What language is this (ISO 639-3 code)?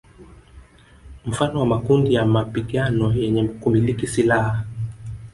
swa